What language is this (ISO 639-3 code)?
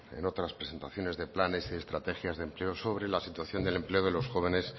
spa